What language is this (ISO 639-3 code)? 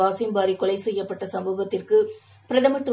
tam